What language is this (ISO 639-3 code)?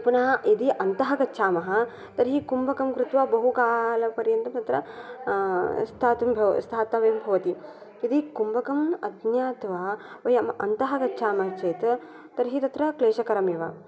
san